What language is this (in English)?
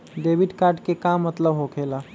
Magahi